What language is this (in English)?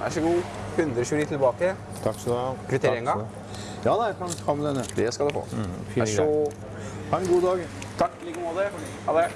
Norwegian